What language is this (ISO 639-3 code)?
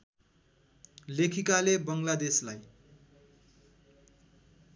nep